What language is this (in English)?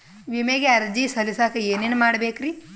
Kannada